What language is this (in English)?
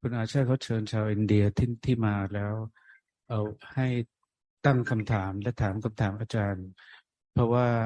Thai